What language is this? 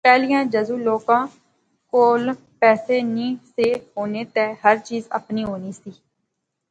Pahari-Potwari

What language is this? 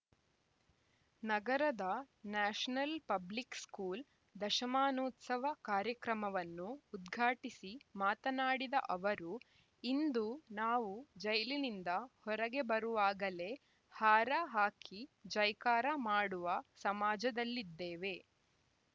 Kannada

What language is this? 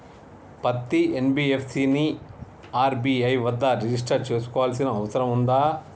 Telugu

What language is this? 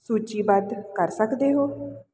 Punjabi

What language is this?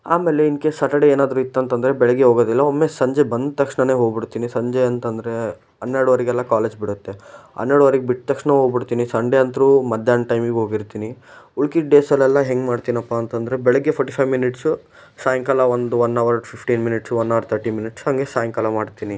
Kannada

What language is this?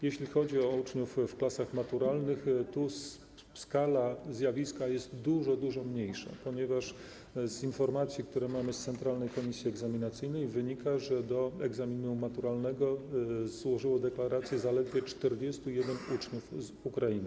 Polish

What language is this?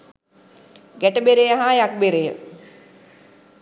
Sinhala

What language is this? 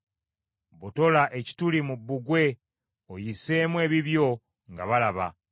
Ganda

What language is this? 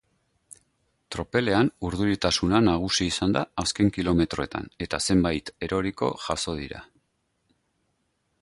Basque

